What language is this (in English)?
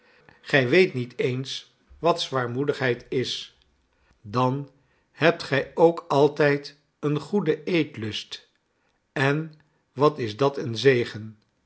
Dutch